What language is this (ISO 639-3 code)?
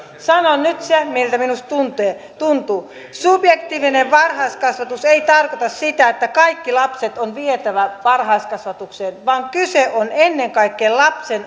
fin